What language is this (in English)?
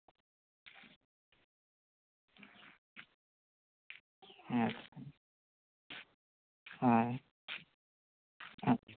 Santali